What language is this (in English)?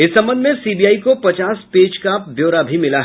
Hindi